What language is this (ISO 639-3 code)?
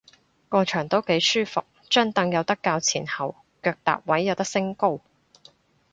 yue